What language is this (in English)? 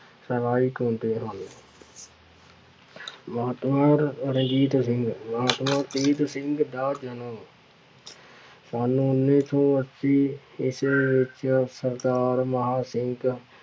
Punjabi